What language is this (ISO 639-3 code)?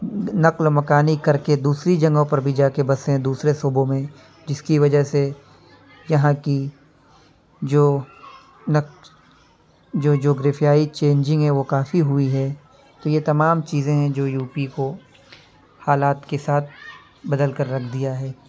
urd